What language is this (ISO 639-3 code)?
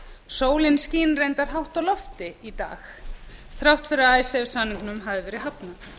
isl